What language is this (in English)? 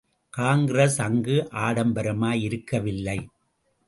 Tamil